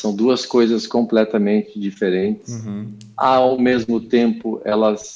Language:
Portuguese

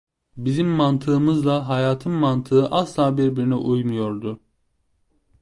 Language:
Turkish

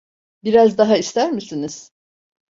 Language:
Turkish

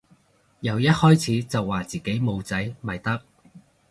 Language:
Cantonese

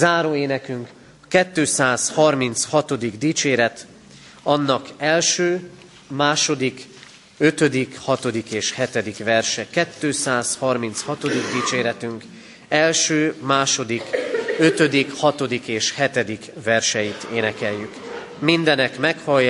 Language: Hungarian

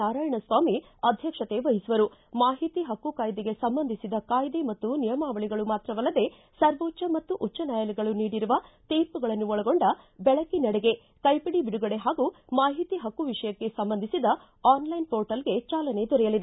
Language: Kannada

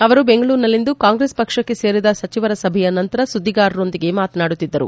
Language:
Kannada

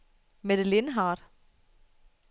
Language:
Danish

